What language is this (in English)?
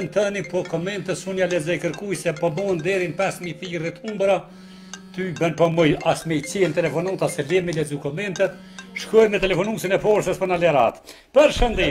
Romanian